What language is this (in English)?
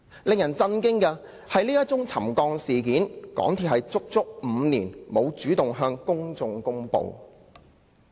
Cantonese